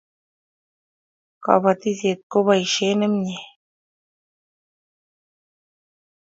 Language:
Kalenjin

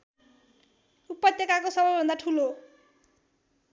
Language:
Nepali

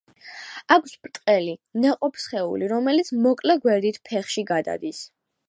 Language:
Georgian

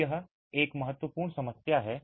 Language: Hindi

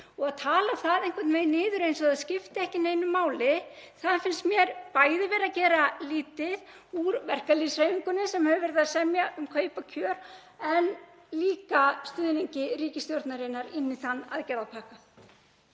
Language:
Icelandic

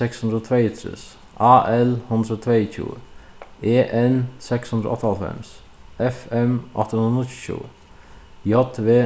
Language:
Faroese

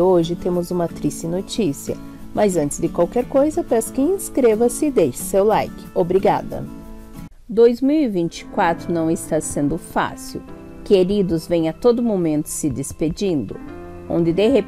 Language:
Portuguese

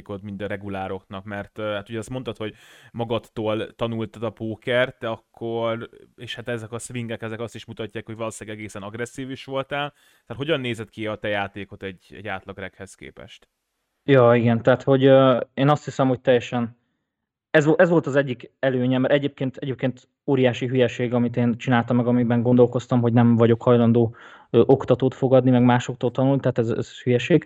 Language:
Hungarian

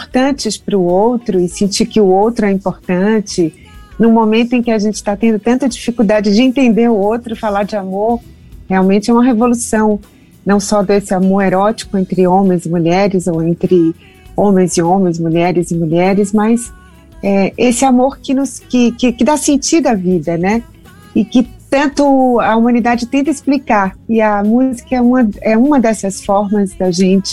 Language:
Portuguese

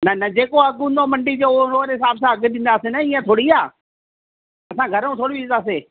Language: Sindhi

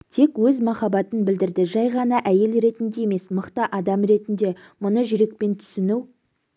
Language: Kazakh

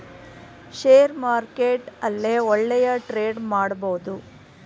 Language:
Kannada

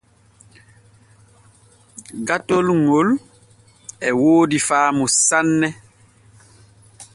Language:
Borgu Fulfulde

